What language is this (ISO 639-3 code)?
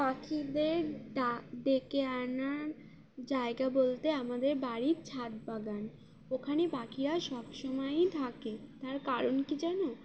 ben